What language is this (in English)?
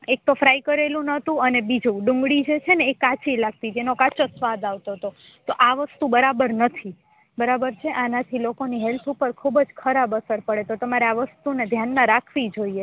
Gujarati